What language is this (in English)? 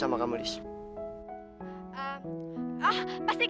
Indonesian